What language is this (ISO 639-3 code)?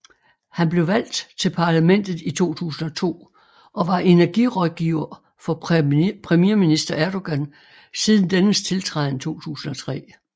dan